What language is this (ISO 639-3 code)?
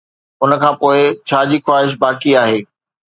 snd